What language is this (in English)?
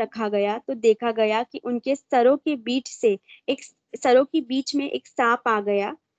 Urdu